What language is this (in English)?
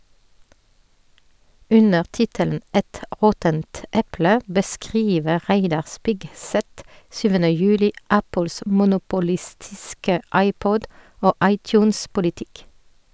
Norwegian